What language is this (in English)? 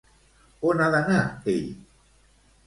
Catalan